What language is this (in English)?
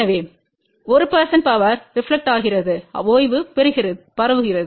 Tamil